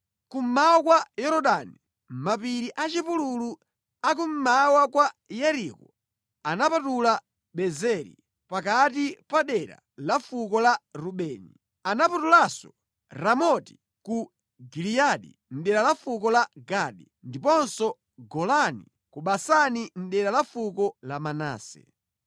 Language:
Nyanja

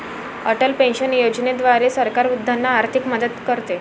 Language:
Marathi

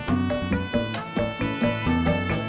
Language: Indonesian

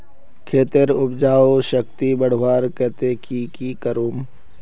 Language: Magahi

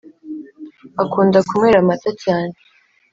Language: Kinyarwanda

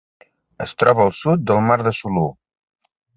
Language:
Catalan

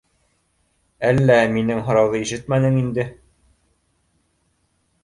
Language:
Bashkir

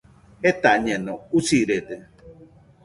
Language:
Nüpode Huitoto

